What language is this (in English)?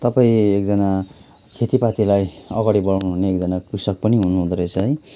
Nepali